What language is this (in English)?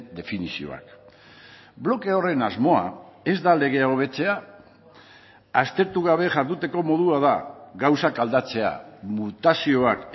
Basque